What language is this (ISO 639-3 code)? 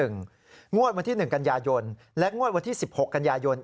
tha